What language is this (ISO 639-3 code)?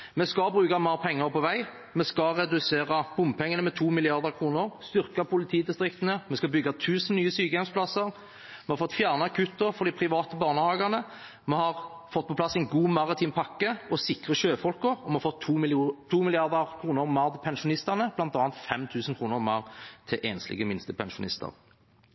nob